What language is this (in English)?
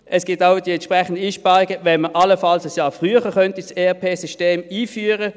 Swiss German